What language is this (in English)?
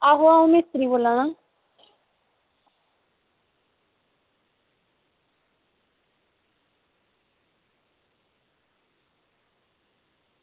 Dogri